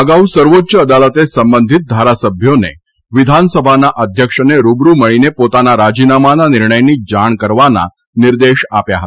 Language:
Gujarati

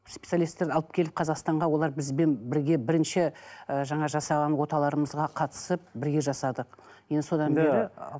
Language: Kazakh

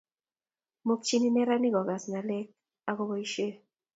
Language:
Kalenjin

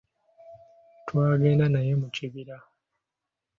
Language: Ganda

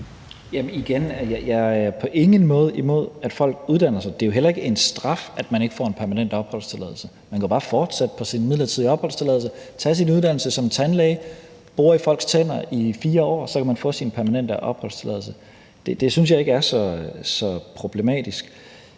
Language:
Danish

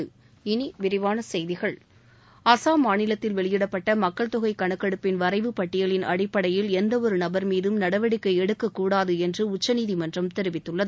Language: Tamil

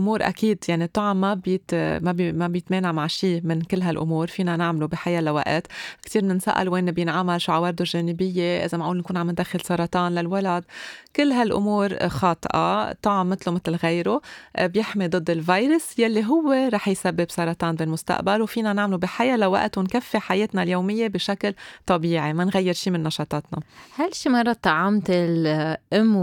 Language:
Arabic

